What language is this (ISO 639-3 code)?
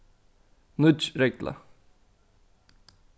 fao